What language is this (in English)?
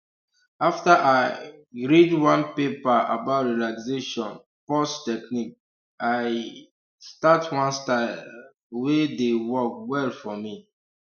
Nigerian Pidgin